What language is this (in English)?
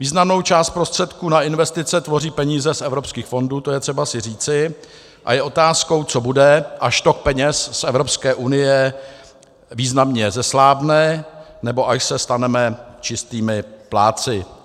Czech